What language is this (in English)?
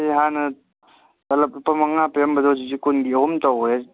Manipuri